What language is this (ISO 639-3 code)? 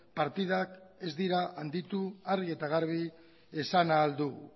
eus